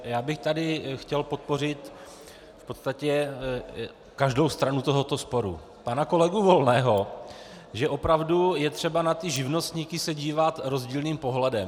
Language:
Czech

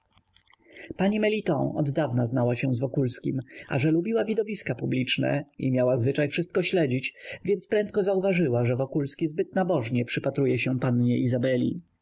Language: Polish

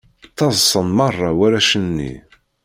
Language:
Kabyle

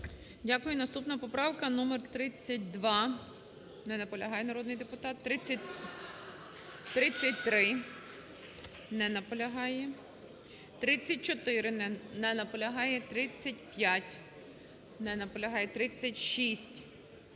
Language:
Ukrainian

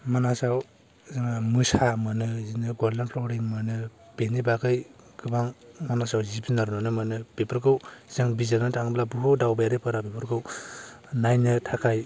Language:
Bodo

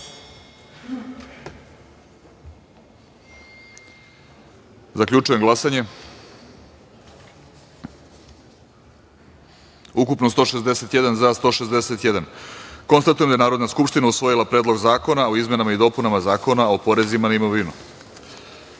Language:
Serbian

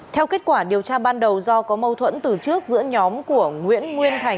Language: Vietnamese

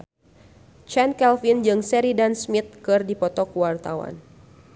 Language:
Sundanese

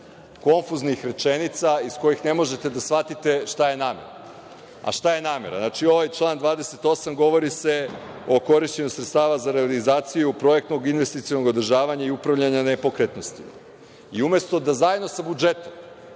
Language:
Serbian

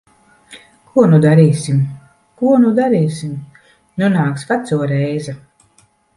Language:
Latvian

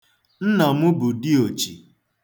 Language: Igbo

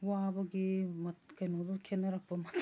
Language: Manipuri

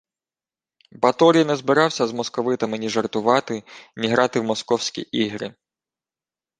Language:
Ukrainian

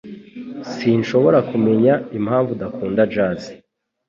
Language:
Kinyarwanda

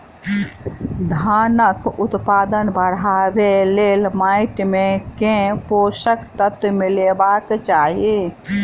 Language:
Maithili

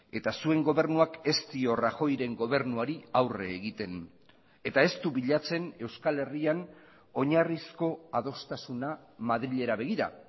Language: Basque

